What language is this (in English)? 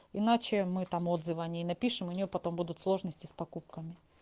Russian